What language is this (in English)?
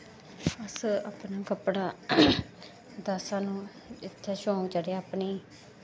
Dogri